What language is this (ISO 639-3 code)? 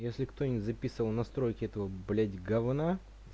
rus